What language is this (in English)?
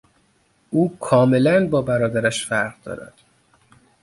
Persian